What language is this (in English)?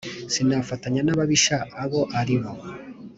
Kinyarwanda